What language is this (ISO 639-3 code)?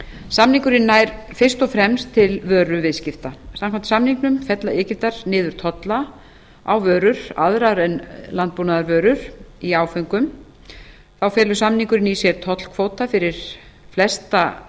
isl